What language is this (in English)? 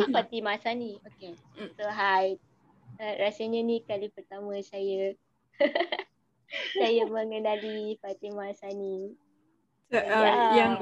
Malay